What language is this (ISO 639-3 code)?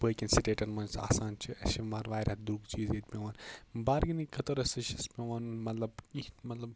kas